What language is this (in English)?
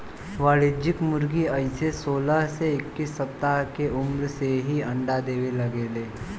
Bhojpuri